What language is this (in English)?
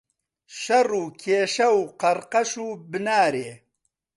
Central Kurdish